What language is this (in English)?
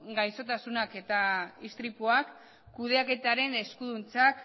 Basque